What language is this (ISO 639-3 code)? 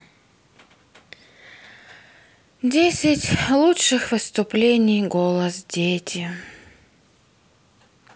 rus